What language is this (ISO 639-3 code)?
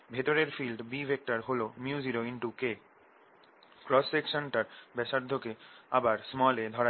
ben